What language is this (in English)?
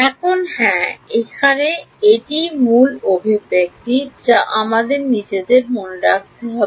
Bangla